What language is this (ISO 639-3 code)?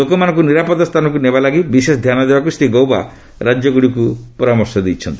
ori